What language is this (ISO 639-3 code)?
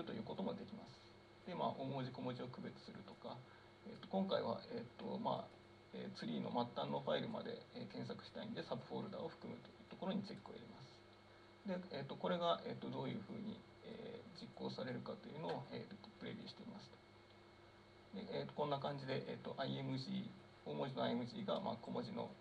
jpn